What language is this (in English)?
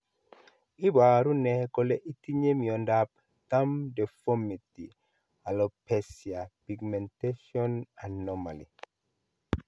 Kalenjin